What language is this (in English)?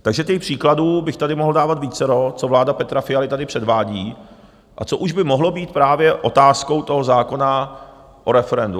Czech